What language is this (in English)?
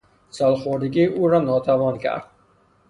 Persian